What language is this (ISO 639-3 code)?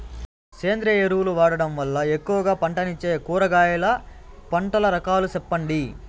tel